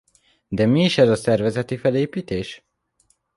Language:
Hungarian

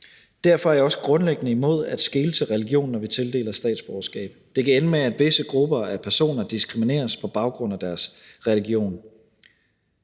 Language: Danish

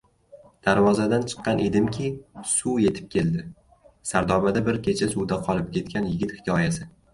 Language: Uzbek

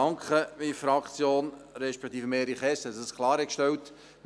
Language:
Swiss German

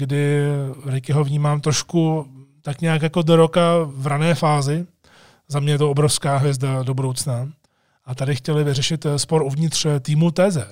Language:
Czech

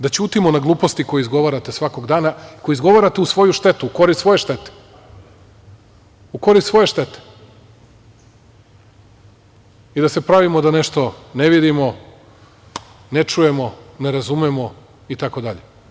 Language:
Serbian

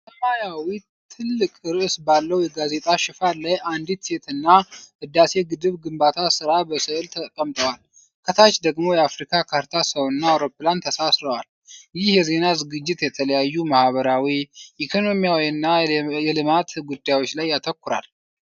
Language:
Amharic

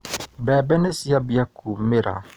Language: Kikuyu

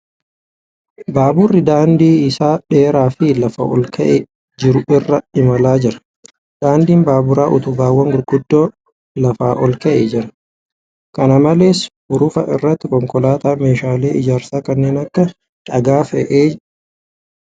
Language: Oromo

